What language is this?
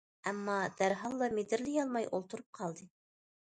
Uyghur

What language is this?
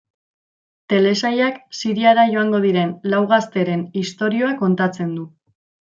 Basque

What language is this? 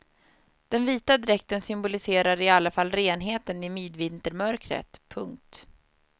Swedish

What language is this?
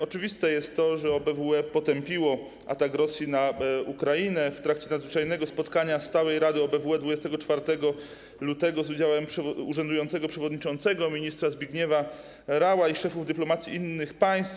Polish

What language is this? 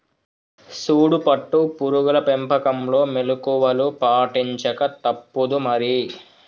Telugu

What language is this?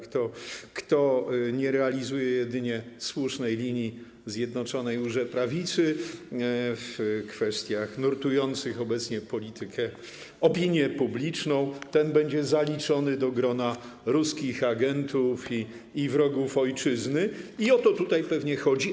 Polish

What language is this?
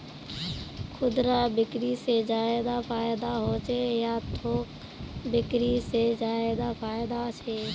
Magahi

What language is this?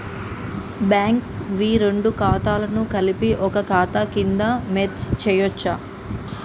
Telugu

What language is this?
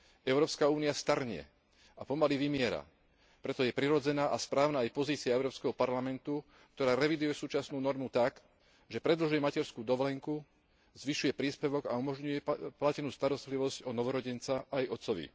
Slovak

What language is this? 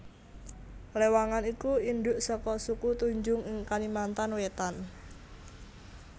Javanese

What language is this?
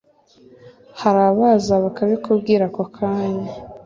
Kinyarwanda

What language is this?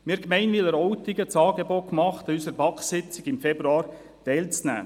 Swiss German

